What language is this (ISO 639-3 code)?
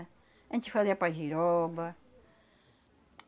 por